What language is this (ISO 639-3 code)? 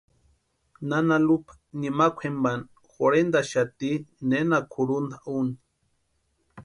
pua